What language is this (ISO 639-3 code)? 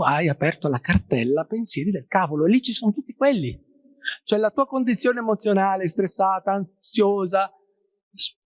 ita